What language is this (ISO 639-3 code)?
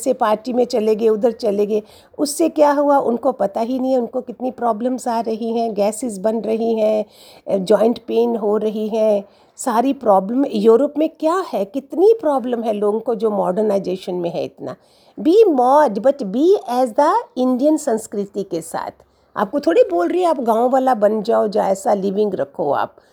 hin